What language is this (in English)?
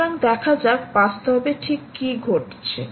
Bangla